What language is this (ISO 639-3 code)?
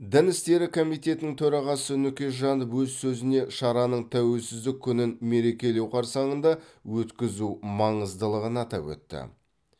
kaz